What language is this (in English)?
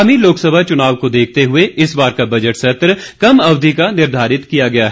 Hindi